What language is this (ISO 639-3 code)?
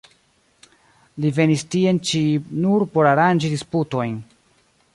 epo